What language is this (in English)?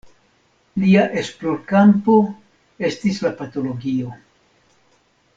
Esperanto